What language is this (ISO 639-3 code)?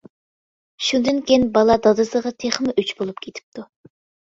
uig